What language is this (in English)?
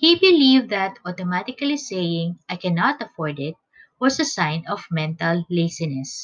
English